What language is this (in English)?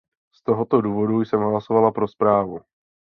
Czech